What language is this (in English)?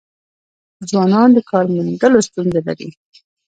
Pashto